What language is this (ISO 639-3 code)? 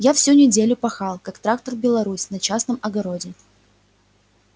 rus